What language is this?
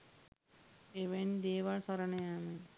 Sinhala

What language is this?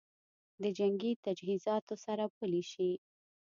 Pashto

